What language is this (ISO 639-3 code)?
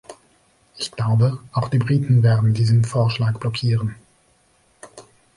deu